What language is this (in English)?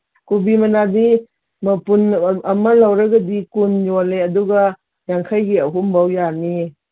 Manipuri